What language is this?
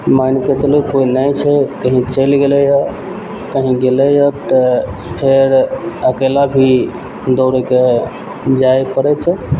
Maithili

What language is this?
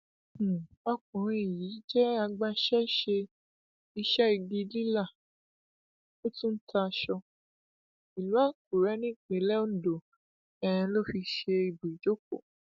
Yoruba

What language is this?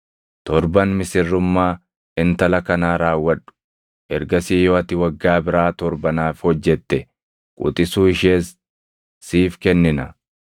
Oromo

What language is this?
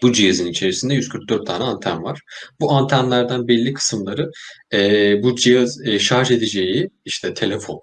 Turkish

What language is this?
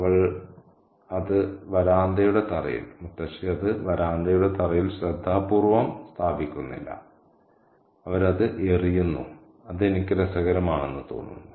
Malayalam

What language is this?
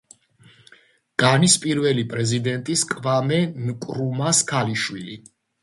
Georgian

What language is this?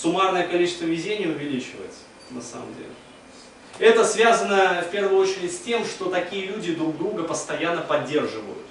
Russian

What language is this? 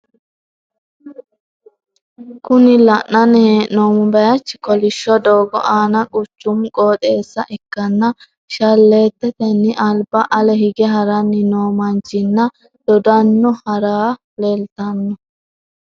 Sidamo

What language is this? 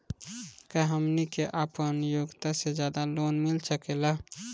Bhojpuri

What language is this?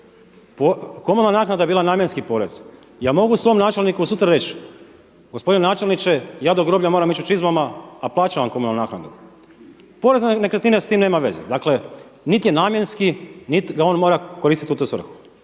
Croatian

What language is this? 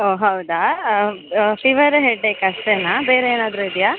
Kannada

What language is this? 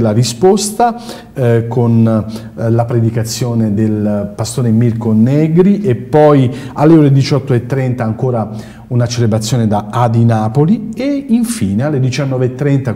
Italian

